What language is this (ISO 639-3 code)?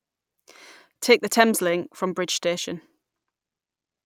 eng